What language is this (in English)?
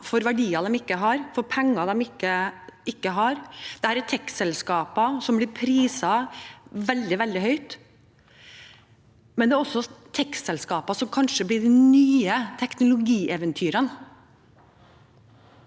Norwegian